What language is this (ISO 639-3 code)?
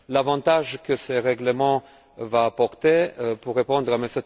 fra